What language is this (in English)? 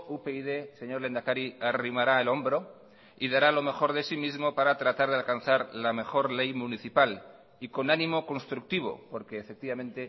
Spanish